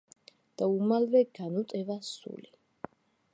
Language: Georgian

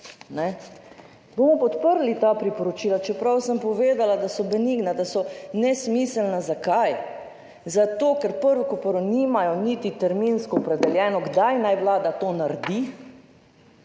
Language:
Slovenian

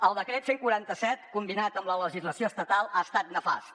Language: Catalan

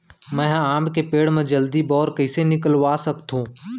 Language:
Chhattisgarhi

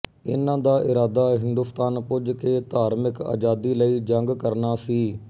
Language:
Punjabi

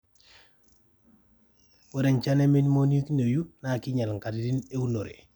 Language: Masai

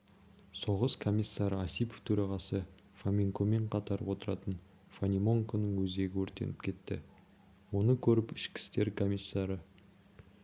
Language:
Kazakh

